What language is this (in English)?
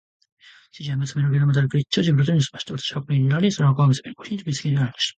Japanese